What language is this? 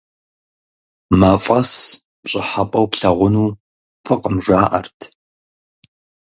Kabardian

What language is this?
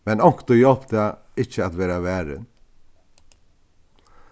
Faroese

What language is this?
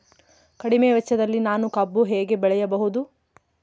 Kannada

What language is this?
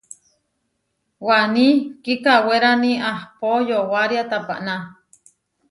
Huarijio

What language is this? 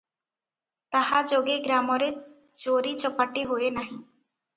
Odia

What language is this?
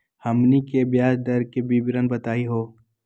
Magahi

